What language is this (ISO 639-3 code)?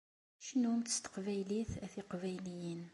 kab